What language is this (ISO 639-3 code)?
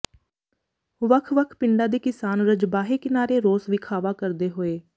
pan